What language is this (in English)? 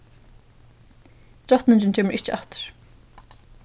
Faroese